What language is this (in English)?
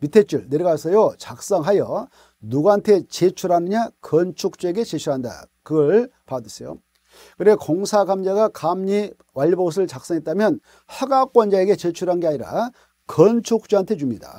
Korean